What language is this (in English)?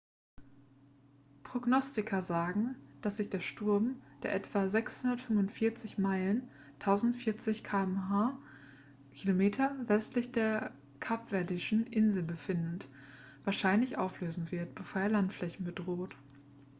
German